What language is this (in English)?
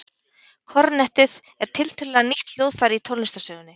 Icelandic